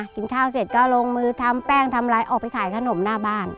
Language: Thai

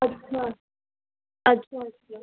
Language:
Sindhi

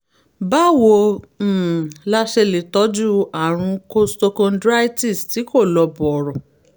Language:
Yoruba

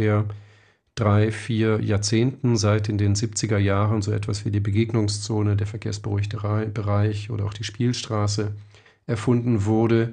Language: German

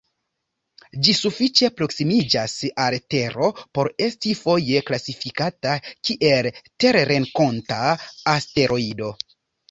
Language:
Esperanto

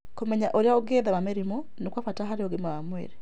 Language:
Kikuyu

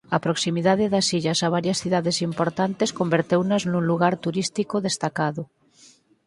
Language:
Galician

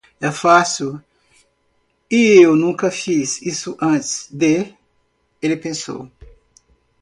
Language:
Portuguese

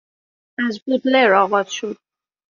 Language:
Persian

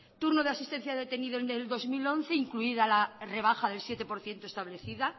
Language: Spanish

